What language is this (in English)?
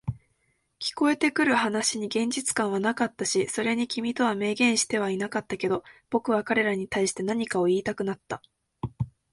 Japanese